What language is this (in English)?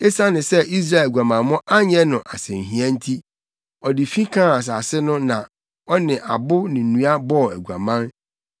Akan